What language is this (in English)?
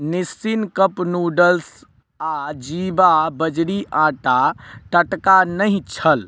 Maithili